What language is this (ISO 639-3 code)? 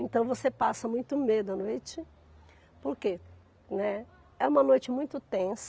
por